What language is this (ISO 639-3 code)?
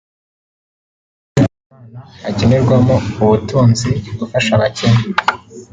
kin